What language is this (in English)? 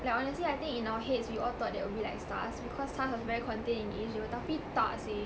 English